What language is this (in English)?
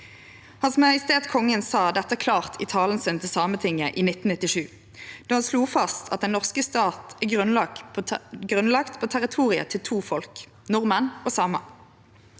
Norwegian